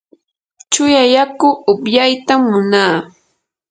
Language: Yanahuanca Pasco Quechua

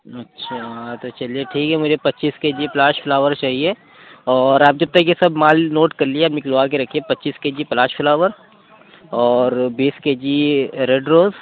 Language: Urdu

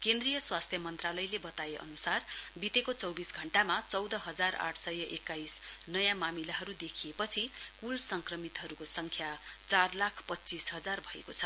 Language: Nepali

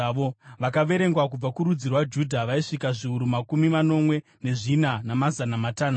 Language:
Shona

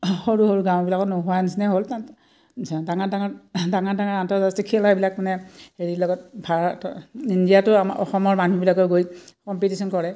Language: Assamese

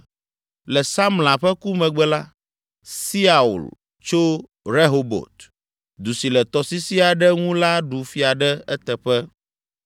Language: Ewe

